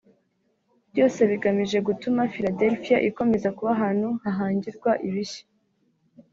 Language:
Kinyarwanda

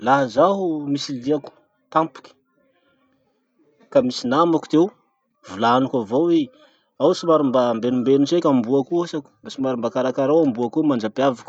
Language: Masikoro Malagasy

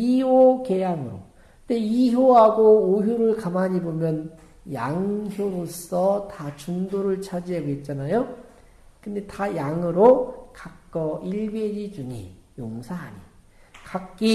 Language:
Korean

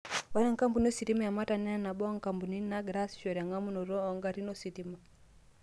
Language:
Masai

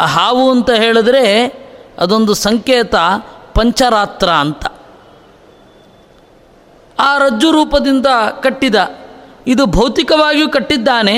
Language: Kannada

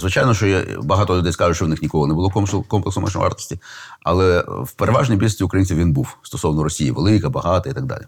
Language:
Ukrainian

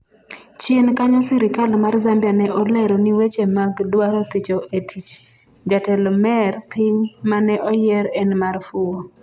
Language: Luo (Kenya and Tanzania)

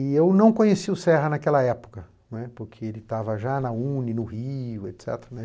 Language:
Portuguese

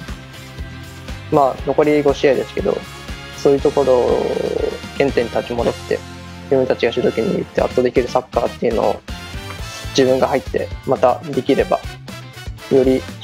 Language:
Japanese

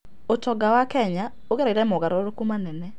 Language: Kikuyu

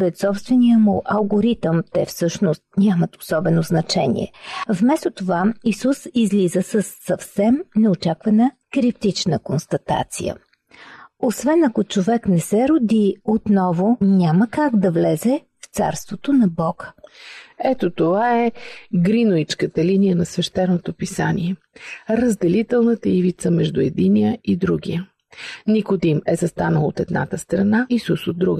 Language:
Bulgarian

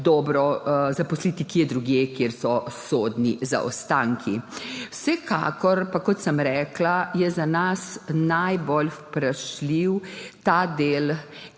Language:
Slovenian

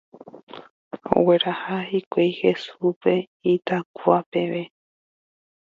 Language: Guarani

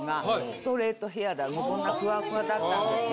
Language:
Japanese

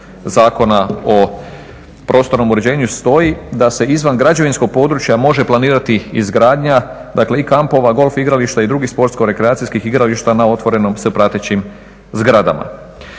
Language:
Croatian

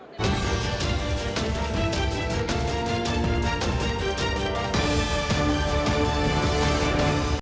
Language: Ukrainian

